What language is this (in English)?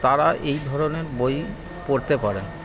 Bangla